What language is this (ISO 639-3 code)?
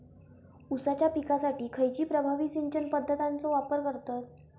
mar